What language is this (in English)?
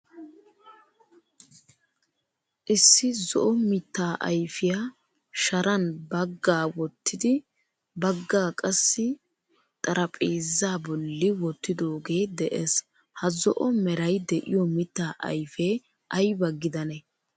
Wolaytta